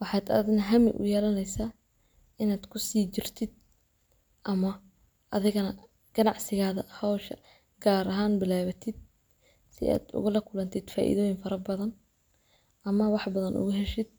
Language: Somali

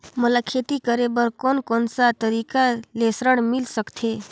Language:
Chhattisgarhi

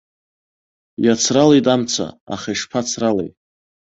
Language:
Abkhazian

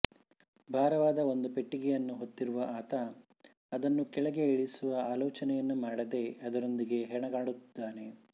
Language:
Kannada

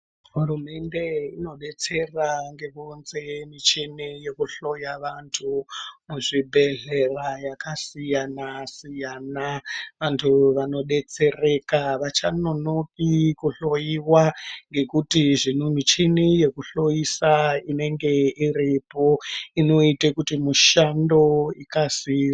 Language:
Ndau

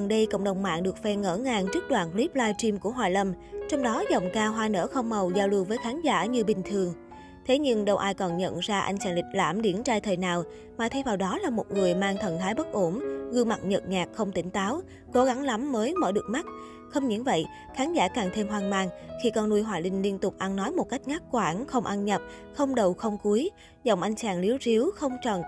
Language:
Vietnamese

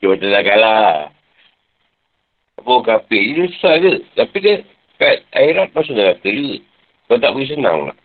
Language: Malay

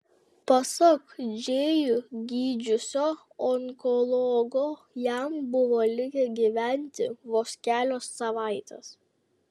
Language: Lithuanian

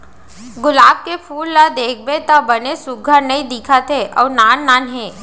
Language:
Chhattisgarhi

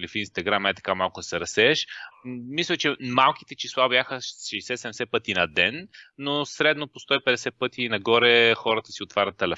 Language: Bulgarian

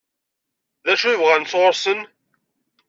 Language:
Kabyle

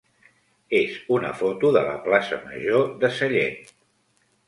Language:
Catalan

